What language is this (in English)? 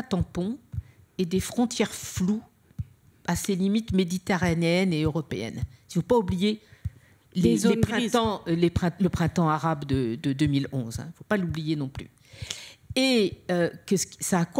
French